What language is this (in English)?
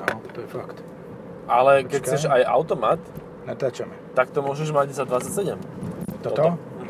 Slovak